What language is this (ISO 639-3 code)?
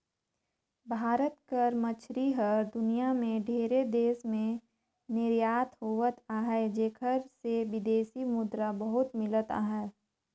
hne